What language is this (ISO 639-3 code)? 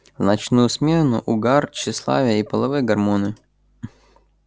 rus